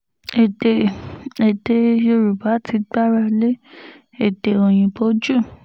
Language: Yoruba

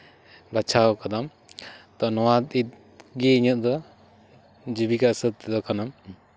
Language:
Santali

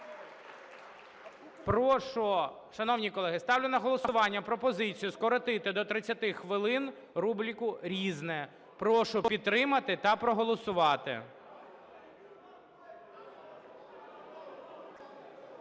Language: Ukrainian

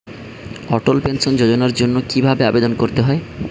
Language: Bangla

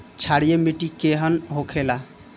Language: Bhojpuri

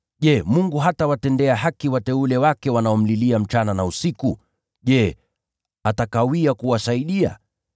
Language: Swahili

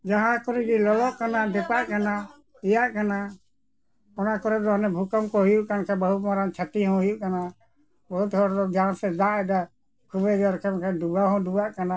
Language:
Santali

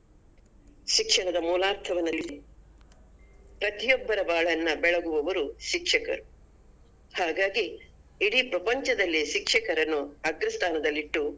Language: Kannada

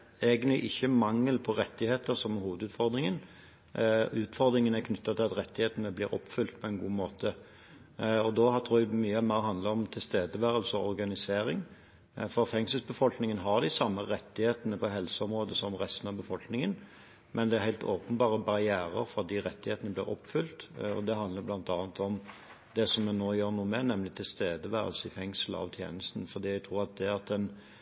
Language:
Norwegian Bokmål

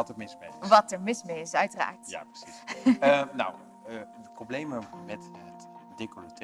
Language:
Dutch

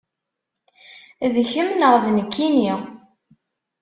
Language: Kabyle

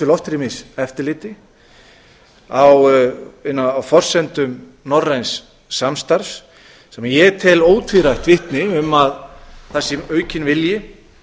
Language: Icelandic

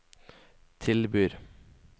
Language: Norwegian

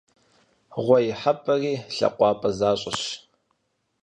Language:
Kabardian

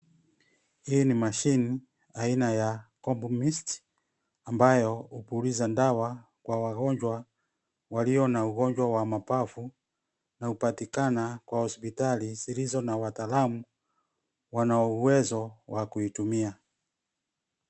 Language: Swahili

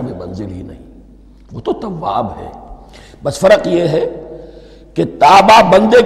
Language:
Urdu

